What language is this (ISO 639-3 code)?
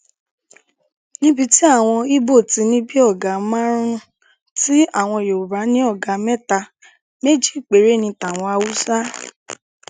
yor